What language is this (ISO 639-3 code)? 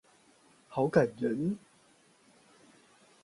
zho